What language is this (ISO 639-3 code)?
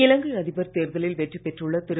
tam